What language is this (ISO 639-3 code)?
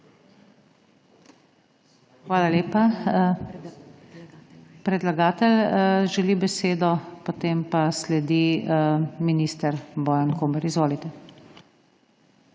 slv